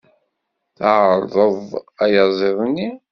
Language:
Kabyle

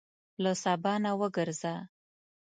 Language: Pashto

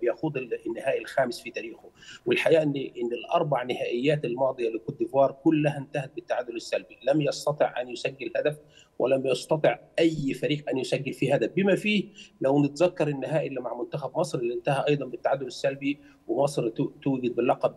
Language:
Arabic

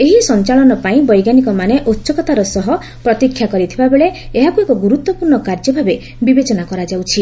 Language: Odia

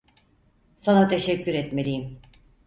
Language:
Turkish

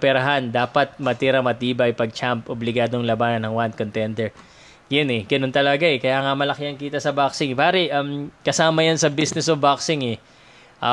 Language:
Filipino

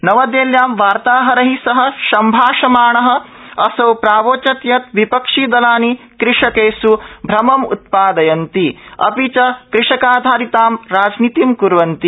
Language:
Sanskrit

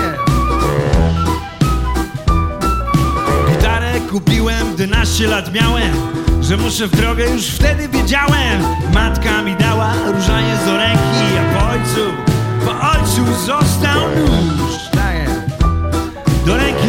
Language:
Polish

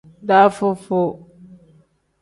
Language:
Tem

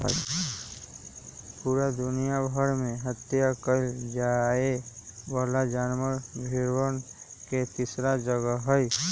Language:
Magahi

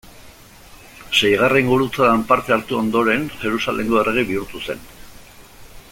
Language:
Basque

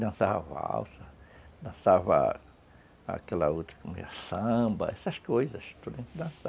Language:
Portuguese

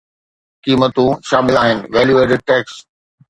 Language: Sindhi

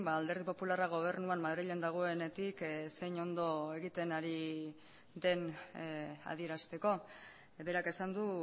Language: Basque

